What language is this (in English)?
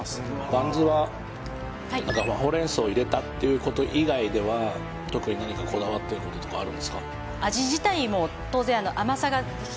Japanese